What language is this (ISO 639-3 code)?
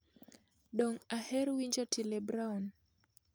luo